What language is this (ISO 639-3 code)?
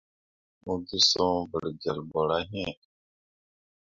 mua